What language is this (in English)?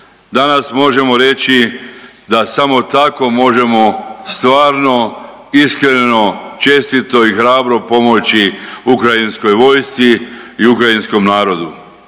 Croatian